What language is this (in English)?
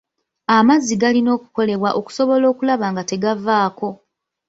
Ganda